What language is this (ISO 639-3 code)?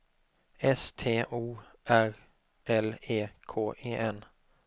swe